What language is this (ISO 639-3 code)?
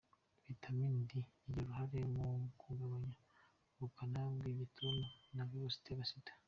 kin